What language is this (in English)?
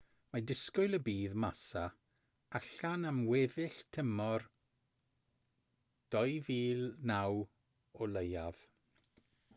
Welsh